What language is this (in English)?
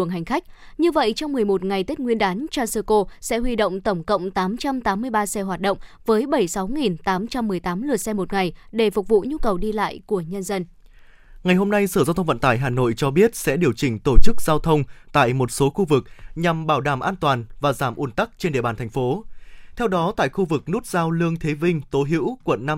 Vietnamese